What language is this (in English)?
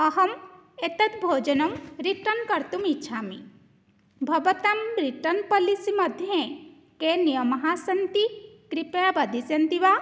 Sanskrit